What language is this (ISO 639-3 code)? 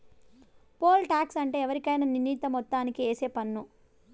tel